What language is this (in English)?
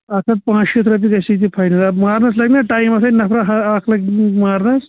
Kashmiri